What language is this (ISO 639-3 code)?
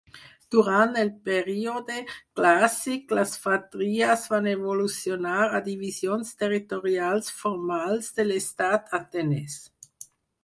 cat